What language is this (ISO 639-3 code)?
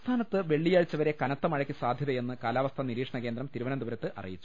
mal